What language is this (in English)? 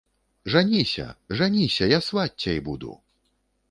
Belarusian